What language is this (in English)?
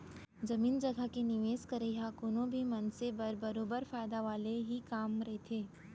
Chhattisgarhi